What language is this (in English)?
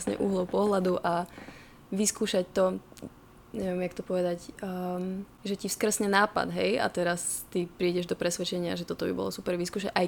Slovak